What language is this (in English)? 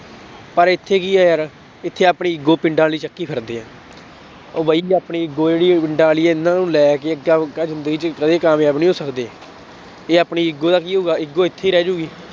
Punjabi